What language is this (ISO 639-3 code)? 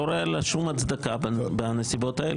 heb